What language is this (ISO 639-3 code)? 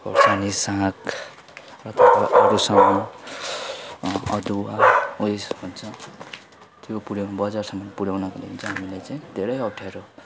nep